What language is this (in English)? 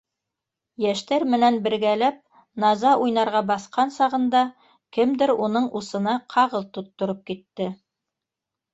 Bashkir